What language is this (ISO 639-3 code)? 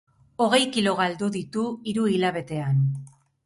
eus